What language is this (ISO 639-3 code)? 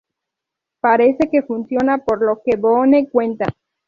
spa